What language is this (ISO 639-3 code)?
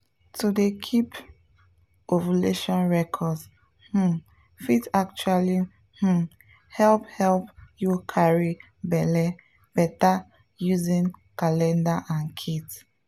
pcm